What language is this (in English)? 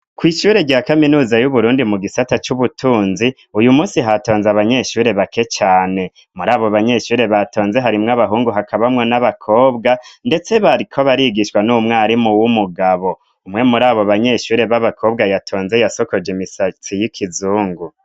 Rundi